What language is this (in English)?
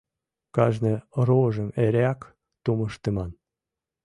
Mari